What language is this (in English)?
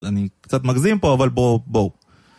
Hebrew